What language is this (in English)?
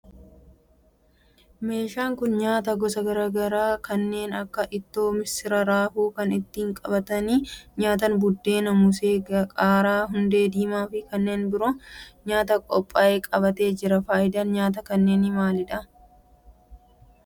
Oromo